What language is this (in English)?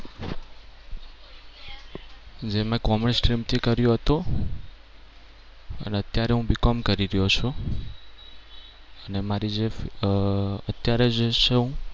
Gujarati